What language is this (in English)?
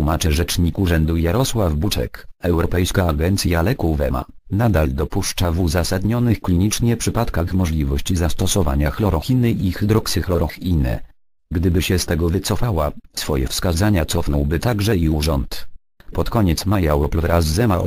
Polish